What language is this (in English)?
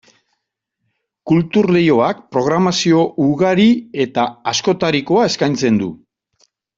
Basque